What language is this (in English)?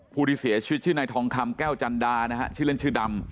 Thai